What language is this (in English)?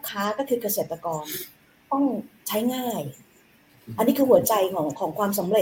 Thai